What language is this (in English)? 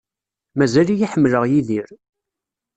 Kabyle